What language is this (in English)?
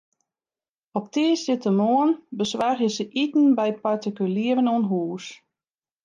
Western Frisian